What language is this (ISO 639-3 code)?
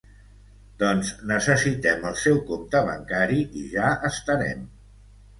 cat